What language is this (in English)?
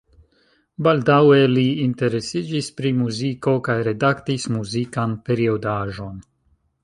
Esperanto